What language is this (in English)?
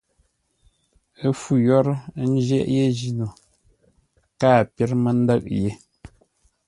Ngombale